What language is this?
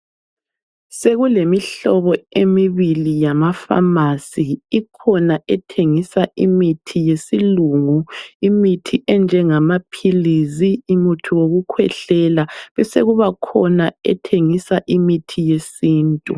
North Ndebele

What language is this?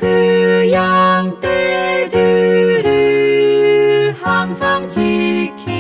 Korean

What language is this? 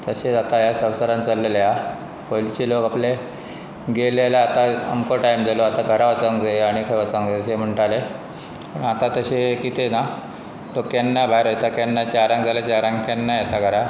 Konkani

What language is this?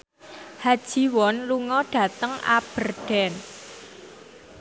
Javanese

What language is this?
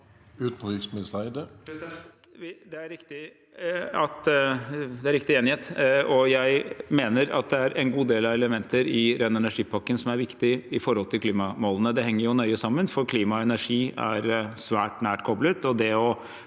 Norwegian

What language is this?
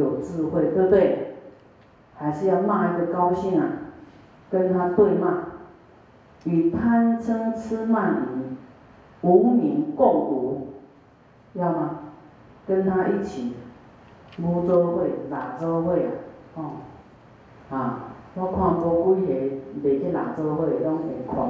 Chinese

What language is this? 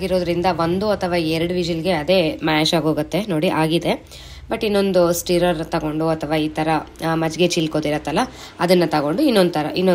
Kannada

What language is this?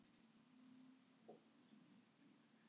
Icelandic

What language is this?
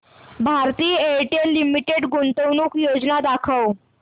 Marathi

